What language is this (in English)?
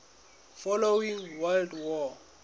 Southern Sotho